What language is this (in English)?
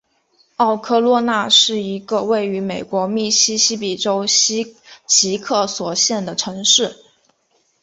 Chinese